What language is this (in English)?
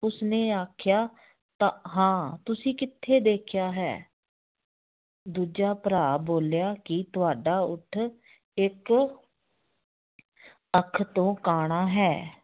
Punjabi